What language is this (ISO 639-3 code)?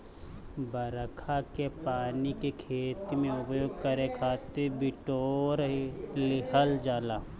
bho